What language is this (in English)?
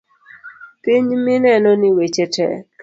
Luo (Kenya and Tanzania)